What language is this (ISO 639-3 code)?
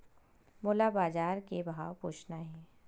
hne